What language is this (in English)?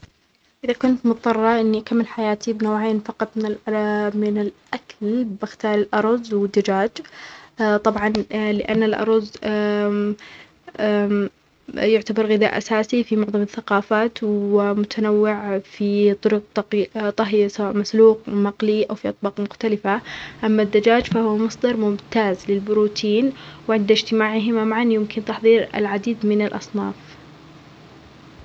Omani Arabic